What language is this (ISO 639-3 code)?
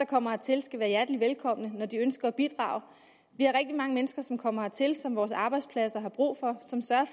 dan